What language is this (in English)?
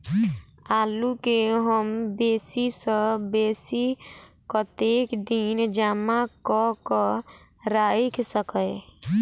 Maithili